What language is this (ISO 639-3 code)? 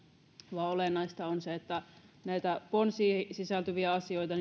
fin